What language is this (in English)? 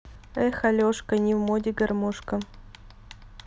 Russian